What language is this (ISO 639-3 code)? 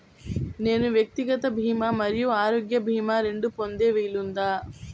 tel